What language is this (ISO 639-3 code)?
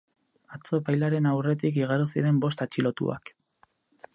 eus